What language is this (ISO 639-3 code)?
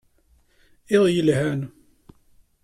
kab